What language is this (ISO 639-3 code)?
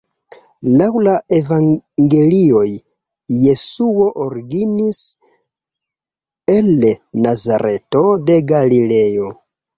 epo